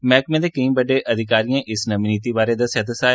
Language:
Dogri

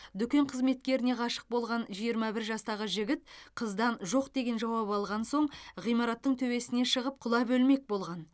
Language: Kazakh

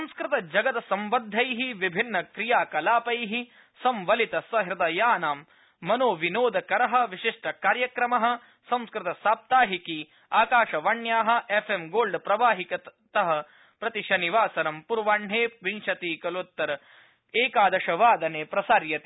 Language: Sanskrit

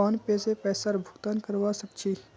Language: Magahi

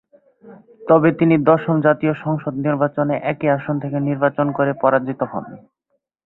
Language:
Bangla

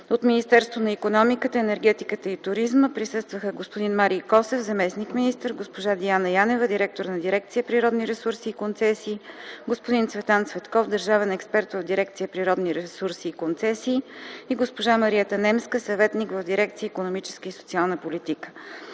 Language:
Bulgarian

